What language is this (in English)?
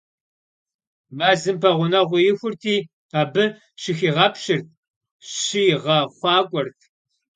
Kabardian